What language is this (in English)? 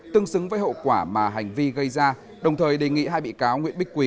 Vietnamese